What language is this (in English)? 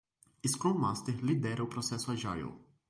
Portuguese